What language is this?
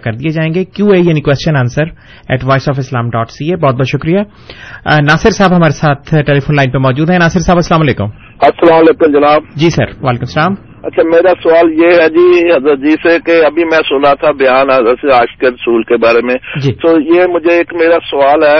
Urdu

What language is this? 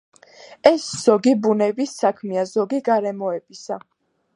Georgian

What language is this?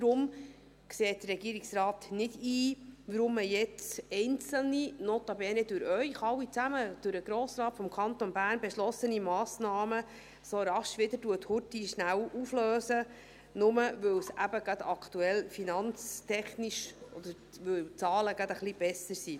Swiss German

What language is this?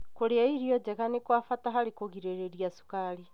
Kikuyu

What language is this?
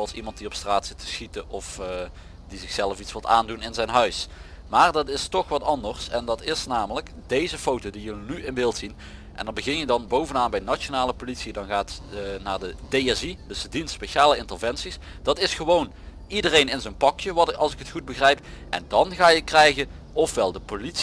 Dutch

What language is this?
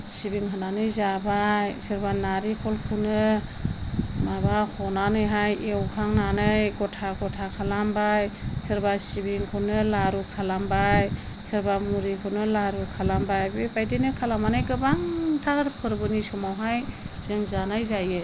Bodo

